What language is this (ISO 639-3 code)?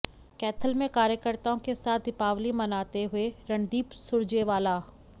hin